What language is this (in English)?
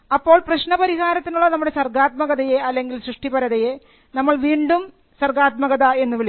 Malayalam